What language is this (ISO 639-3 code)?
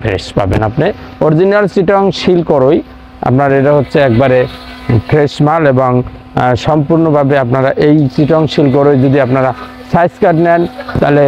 ben